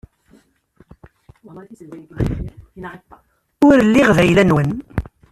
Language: Kabyle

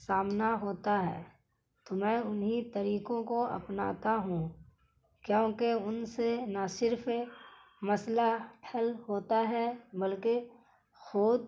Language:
Urdu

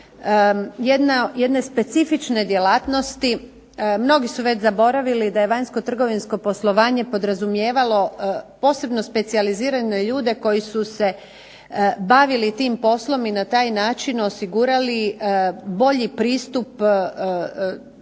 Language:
Croatian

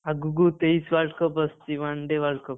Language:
Odia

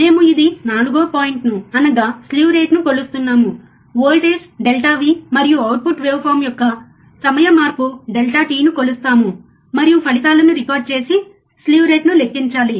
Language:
Telugu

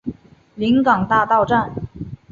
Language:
Chinese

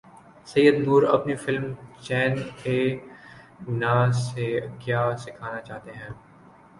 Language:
Urdu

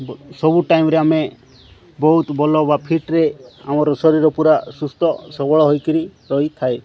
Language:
Odia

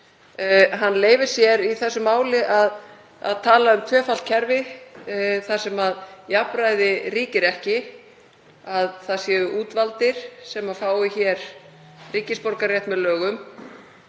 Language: Icelandic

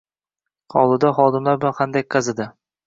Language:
Uzbek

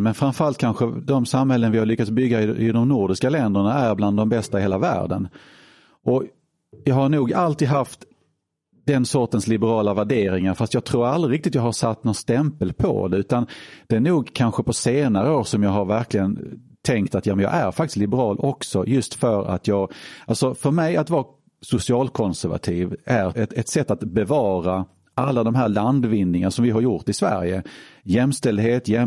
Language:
Swedish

